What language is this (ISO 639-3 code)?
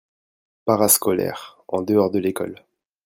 fra